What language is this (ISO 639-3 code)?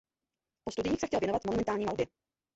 ces